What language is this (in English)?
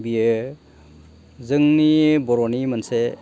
Bodo